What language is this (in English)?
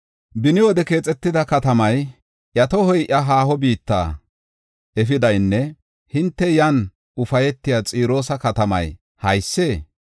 Gofa